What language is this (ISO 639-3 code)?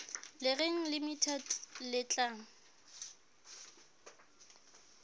sot